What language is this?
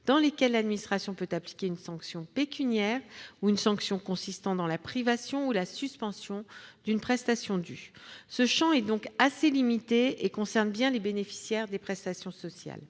French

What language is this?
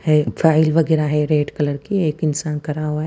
Hindi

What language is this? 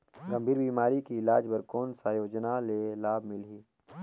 Chhattisgarhi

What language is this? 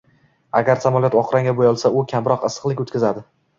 Uzbek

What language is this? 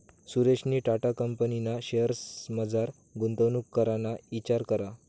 Marathi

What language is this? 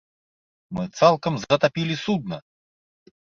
Belarusian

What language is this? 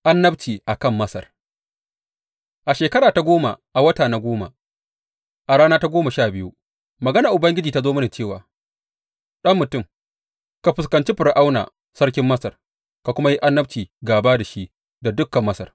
Hausa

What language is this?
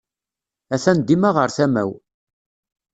Kabyle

